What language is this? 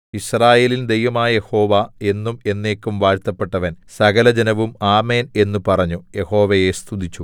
Malayalam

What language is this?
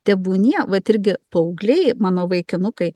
Lithuanian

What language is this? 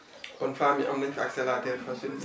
Wolof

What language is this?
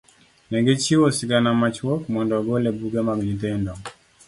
Luo (Kenya and Tanzania)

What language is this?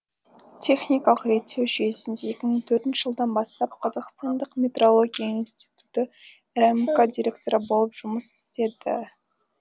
Kazakh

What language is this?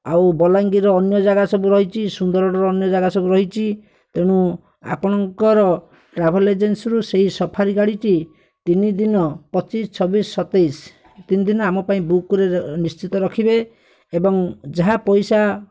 Odia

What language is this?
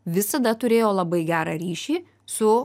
Lithuanian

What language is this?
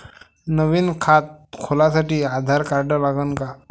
Marathi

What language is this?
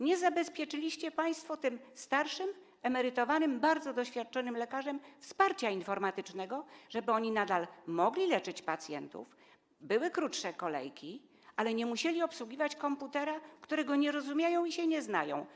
Polish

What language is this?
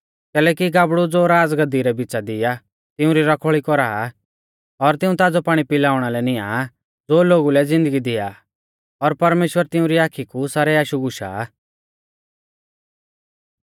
Mahasu Pahari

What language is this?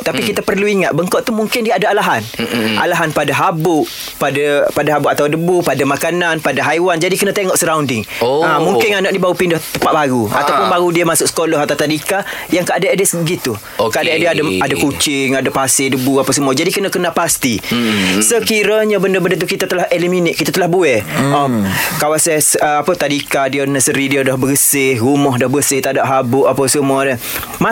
Malay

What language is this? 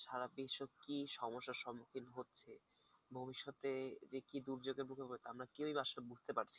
Bangla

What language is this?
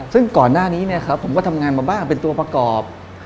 Thai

